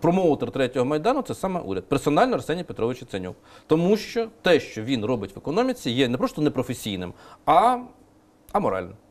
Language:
Ukrainian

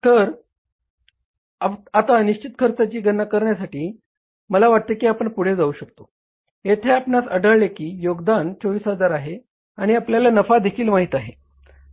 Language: Marathi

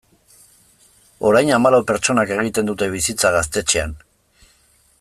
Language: Basque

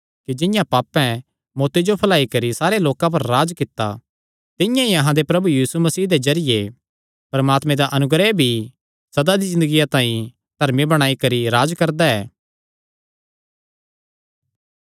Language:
Kangri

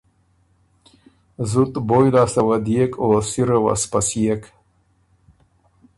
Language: Ormuri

